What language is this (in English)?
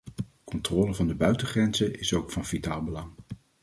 Dutch